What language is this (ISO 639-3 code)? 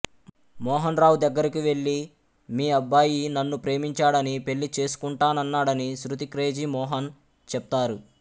tel